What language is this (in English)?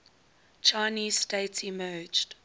English